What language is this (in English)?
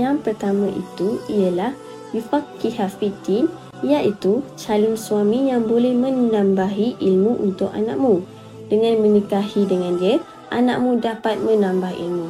Malay